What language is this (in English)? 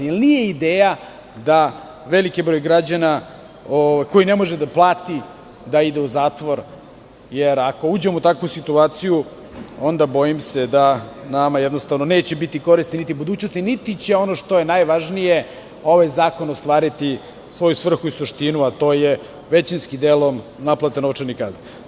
Serbian